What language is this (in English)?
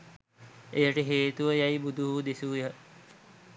Sinhala